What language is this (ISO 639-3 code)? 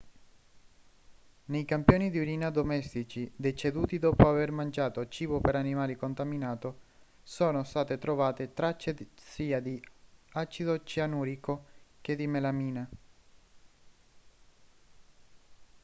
ita